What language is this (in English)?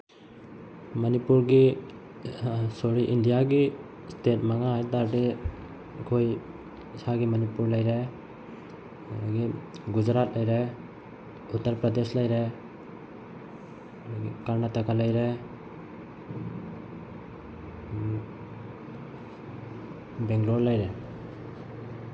Manipuri